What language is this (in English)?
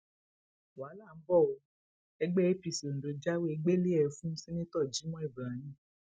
Yoruba